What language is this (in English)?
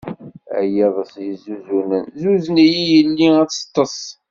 Kabyle